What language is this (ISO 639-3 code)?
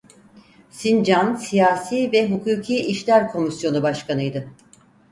tur